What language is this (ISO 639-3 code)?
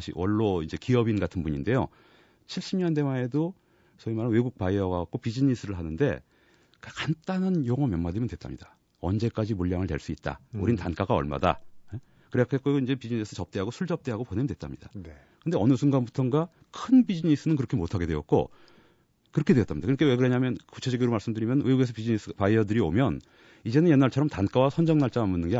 kor